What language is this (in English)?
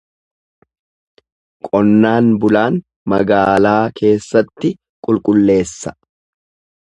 Oromo